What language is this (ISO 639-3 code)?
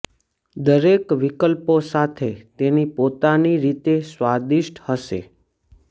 guj